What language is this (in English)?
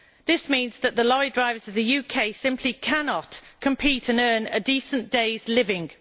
English